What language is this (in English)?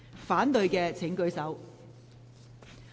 Cantonese